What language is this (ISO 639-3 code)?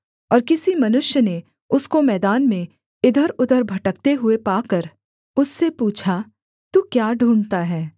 hin